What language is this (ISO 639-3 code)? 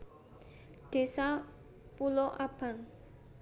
jav